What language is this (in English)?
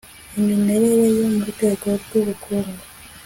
Kinyarwanda